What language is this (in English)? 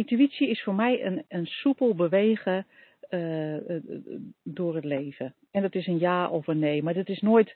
Dutch